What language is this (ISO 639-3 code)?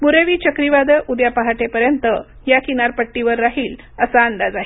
mar